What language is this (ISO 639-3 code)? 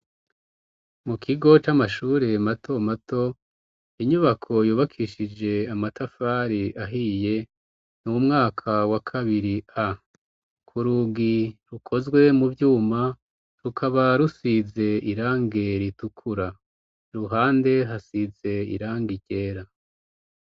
run